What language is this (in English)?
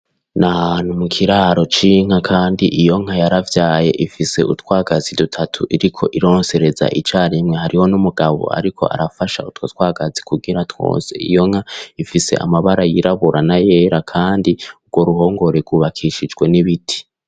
Rundi